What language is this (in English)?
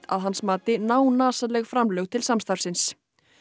Icelandic